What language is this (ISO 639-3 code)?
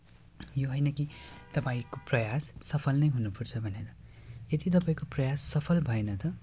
nep